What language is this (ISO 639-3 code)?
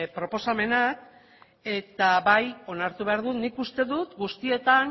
eus